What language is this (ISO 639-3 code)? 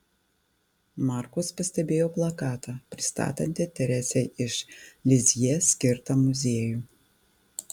lit